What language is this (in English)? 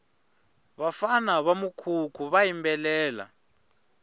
Tsonga